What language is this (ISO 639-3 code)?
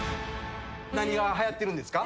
jpn